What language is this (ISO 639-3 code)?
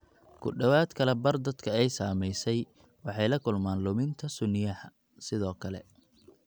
som